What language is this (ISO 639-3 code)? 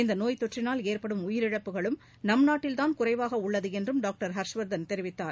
tam